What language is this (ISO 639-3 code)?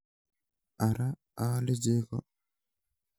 kln